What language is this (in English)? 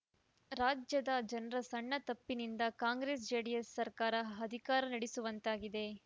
Kannada